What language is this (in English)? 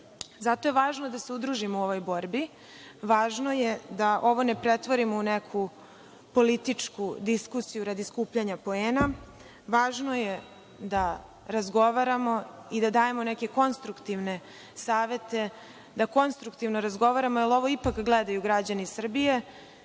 Serbian